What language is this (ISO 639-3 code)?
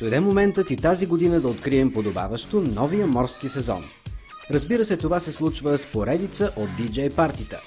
bul